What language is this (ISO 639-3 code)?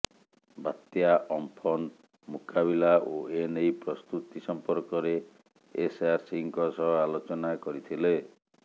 ori